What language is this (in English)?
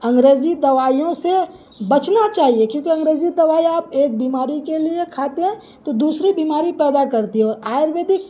Urdu